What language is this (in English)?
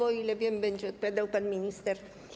Polish